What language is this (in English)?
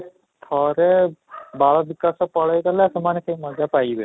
Odia